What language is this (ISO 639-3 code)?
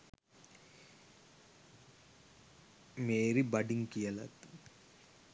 sin